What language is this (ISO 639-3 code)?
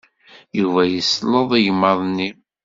kab